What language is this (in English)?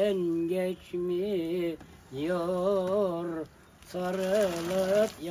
Turkish